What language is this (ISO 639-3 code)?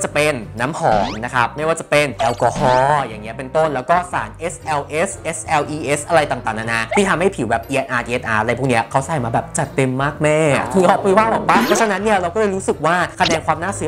tha